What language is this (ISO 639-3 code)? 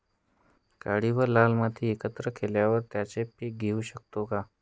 mar